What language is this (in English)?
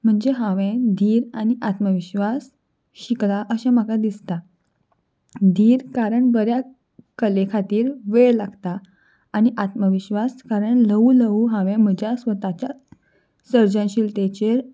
Konkani